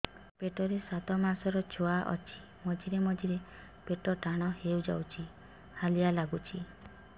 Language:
Odia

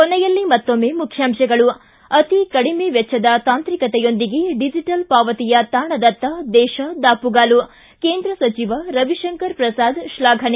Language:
Kannada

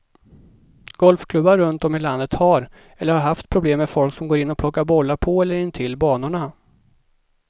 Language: Swedish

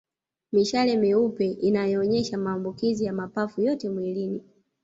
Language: Swahili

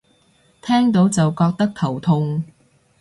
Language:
Cantonese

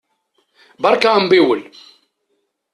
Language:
Kabyle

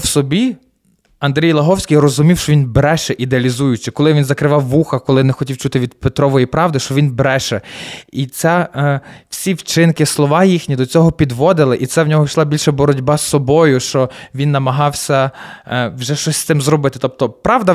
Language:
Ukrainian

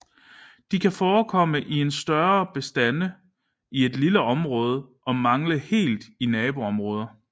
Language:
Danish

